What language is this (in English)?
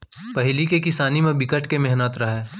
Chhattisgarhi